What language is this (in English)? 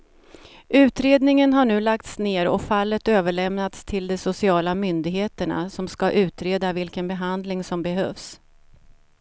Swedish